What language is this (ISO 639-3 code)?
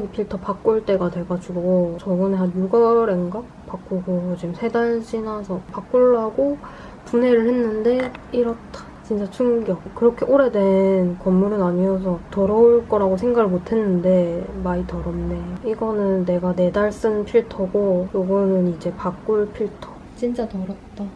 kor